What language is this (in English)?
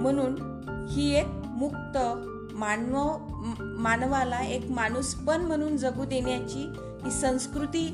Marathi